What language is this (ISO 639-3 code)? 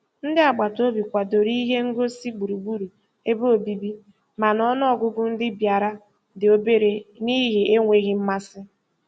ibo